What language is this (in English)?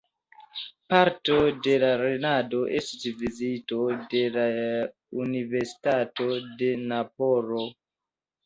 Esperanto